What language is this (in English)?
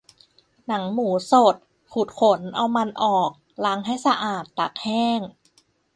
Thai